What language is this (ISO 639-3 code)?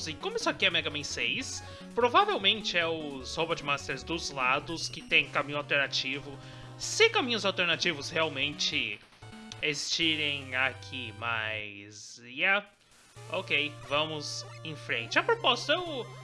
por